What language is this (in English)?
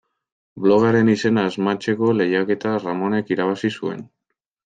Basque